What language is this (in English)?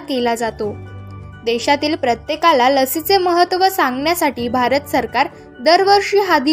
Marathi